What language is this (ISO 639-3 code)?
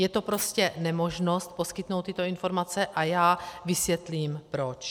ces